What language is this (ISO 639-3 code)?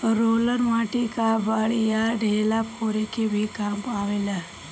bho